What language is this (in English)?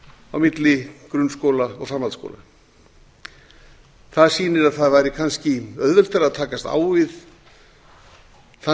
Icelandic